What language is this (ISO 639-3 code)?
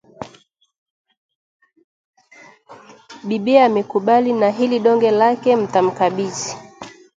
swa